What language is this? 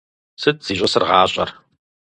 Kabardian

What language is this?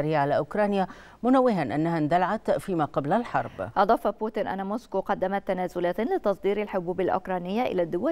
Arabic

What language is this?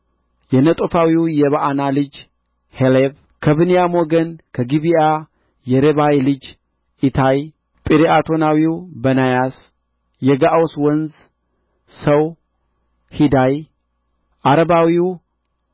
Amharic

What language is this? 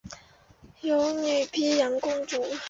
Chinese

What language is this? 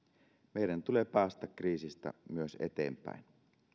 Finnish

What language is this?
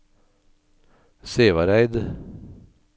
Norwegian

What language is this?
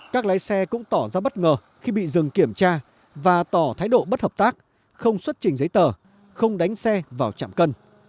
Vietnamese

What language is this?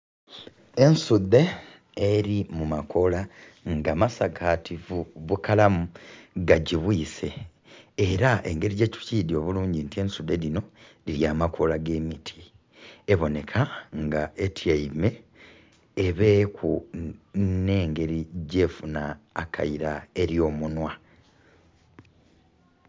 Soga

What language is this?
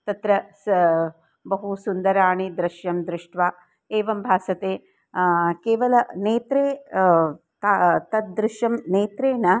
Sanskrit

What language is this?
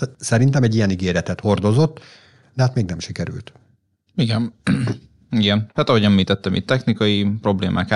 Hungarian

